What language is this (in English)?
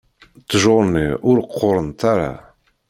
Kabyle